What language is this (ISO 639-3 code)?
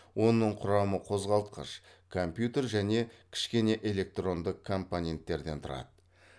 kaz